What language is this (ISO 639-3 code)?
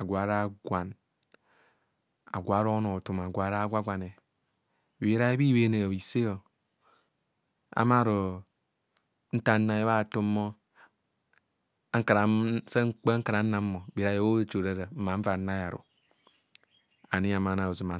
bcs